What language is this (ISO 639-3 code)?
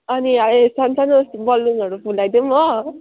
nep